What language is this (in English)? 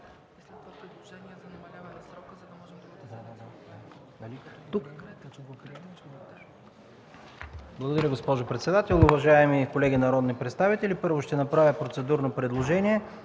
Bulgarian